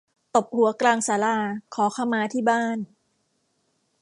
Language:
Thai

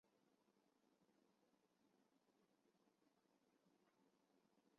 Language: Chinese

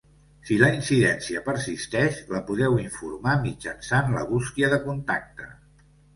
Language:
Catalan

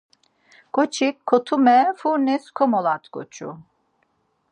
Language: Laz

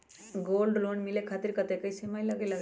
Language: Magahi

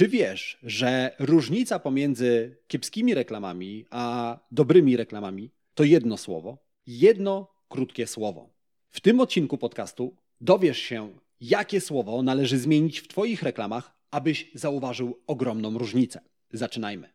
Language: Polish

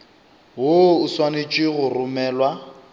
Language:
Northern Sotho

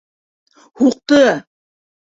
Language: Bashkir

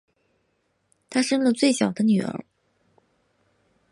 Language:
Chinese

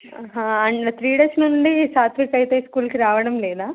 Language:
Telugu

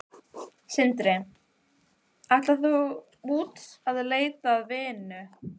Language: Icelandic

